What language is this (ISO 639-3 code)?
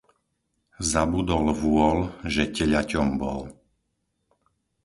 slk